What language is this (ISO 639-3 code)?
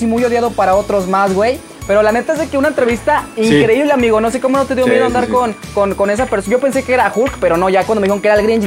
spa